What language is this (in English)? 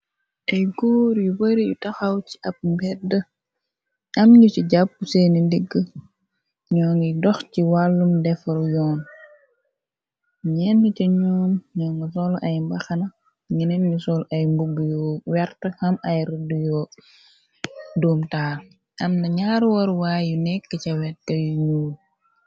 Wolof